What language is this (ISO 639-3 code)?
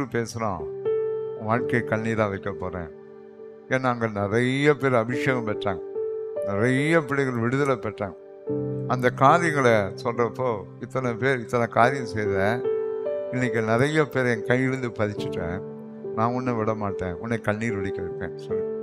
tam